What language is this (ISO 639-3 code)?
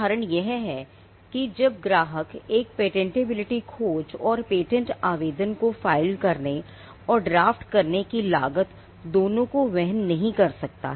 hin